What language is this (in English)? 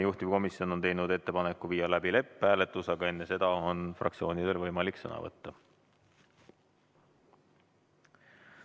Estonian